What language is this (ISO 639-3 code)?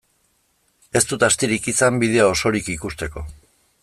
eus